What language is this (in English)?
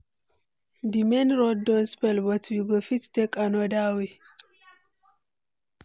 Nigerian Pidgin